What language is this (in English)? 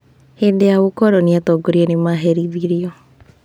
Kikuyu